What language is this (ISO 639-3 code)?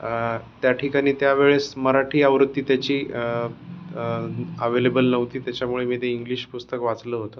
mar